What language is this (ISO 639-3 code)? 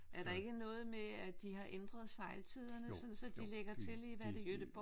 dan